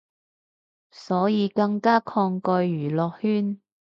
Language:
Cantonese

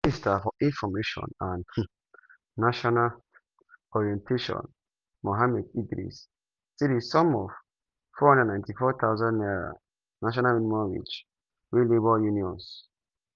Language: Nigerian Pidgin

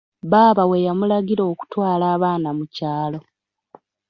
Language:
Ganda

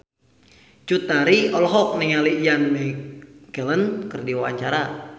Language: Sundanese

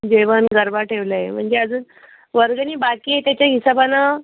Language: Marathi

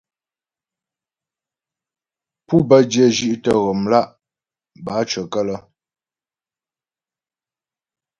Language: Ghomala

